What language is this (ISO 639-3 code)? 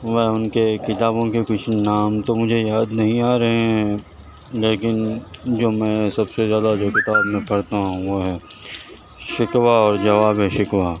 urd